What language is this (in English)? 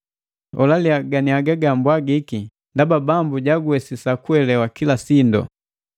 Matengo